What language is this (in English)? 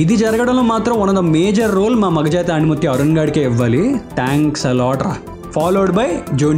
Telugu